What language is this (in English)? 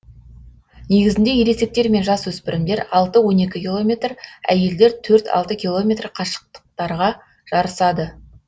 Kazakh